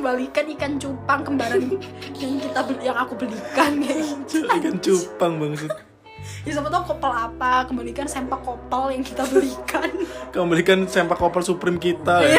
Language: Indonesian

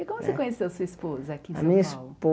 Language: Portuguese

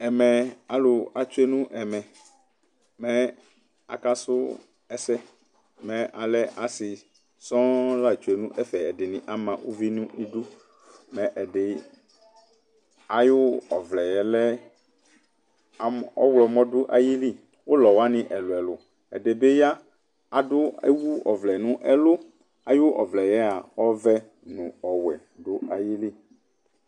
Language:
Ikposo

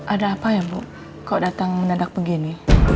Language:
Indonesian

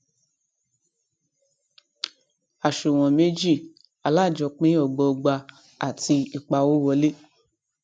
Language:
Yoruba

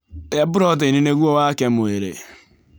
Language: Kikuyu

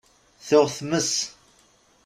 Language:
Kabyle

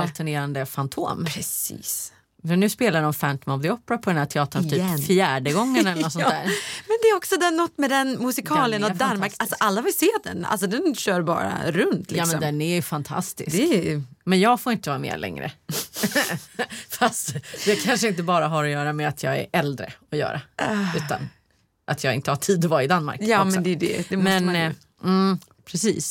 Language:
Swedish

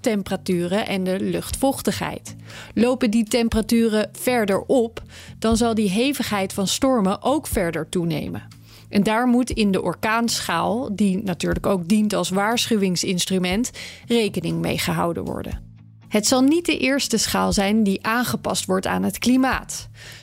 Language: Dutch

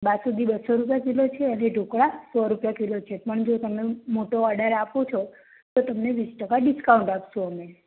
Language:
Gujarati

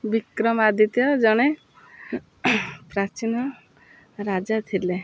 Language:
Odia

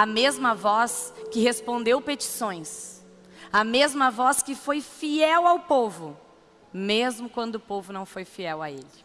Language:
Portuguese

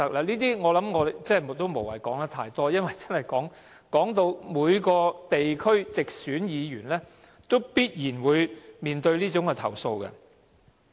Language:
Cantonese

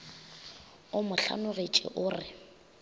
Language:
Northern Sotho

